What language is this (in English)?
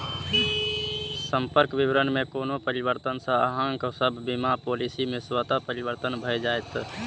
Maithili